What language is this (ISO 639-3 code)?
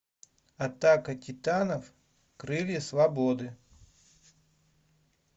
rus